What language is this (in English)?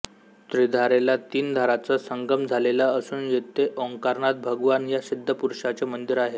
Marathi